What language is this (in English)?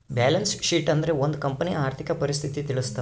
Kannada